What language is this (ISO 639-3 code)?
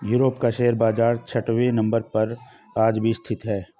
hin